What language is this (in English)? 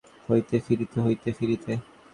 Bangla